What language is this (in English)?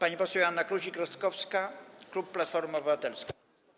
Polish